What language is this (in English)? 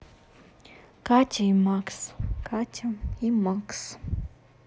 Russian